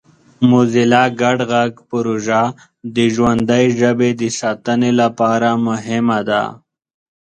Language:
Pashto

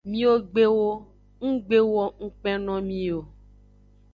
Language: Aja (Benin)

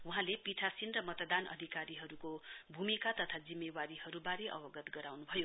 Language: Nepali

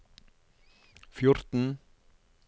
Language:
Norwegian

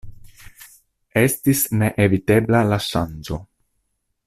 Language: Esperanto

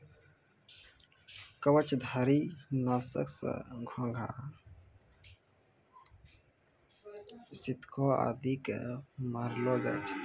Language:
Maithili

